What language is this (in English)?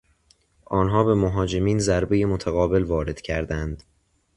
Persian